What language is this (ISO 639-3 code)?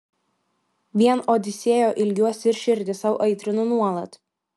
lit